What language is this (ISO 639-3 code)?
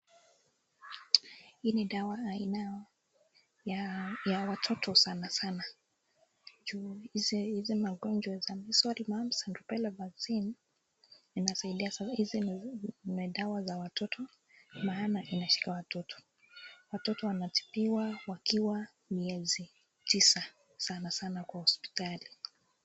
swa